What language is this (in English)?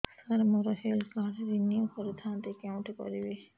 Odia